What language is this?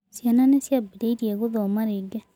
Kikuyu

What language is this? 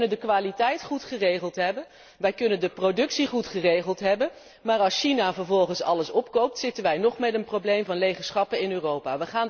Dutch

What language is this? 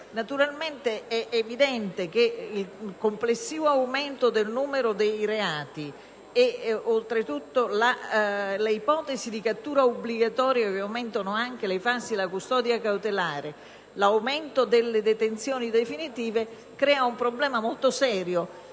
Italian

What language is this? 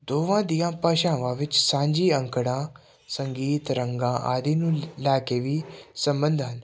Punjabi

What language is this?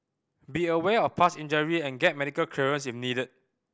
English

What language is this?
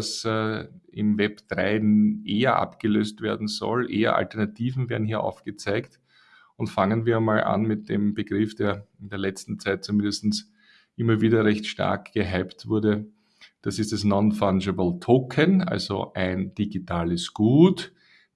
German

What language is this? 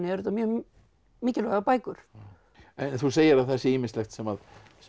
Icelandic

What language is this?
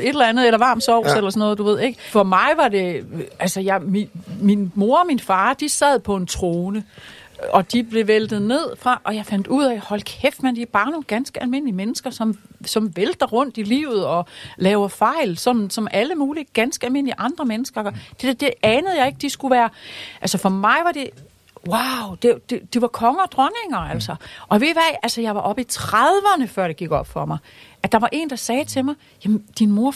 Danish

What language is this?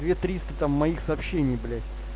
Russian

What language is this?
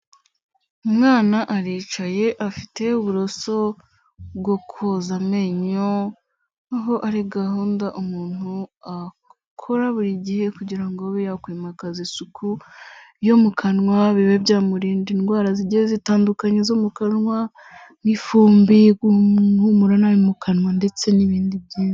Kinyarwanda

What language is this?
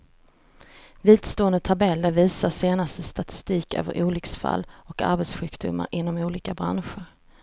Swedish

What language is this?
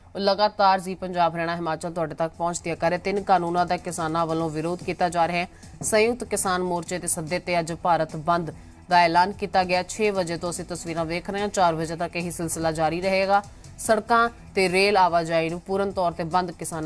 Hindi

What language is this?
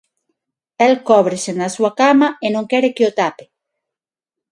Galician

